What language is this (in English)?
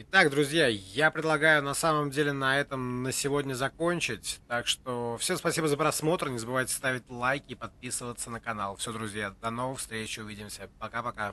Russian